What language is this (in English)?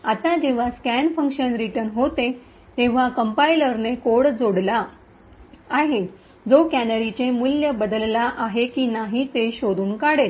Marathi